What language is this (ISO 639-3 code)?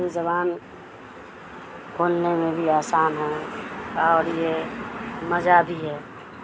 urd